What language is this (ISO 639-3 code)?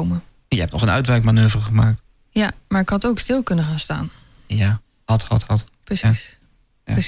nld